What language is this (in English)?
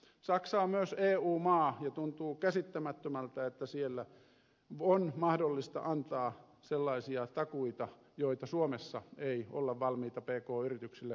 Finnish